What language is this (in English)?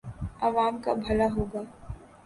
Urdu